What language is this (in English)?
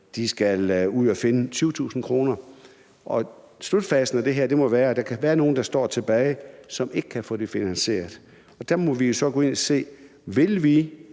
Danish